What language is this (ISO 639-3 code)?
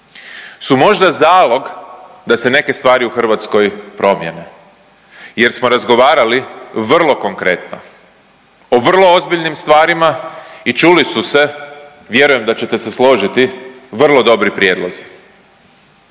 hrv